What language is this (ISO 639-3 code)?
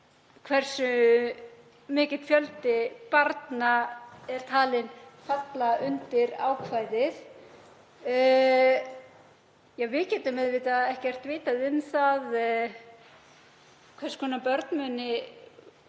isl